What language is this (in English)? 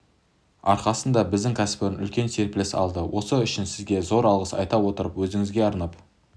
Kazakh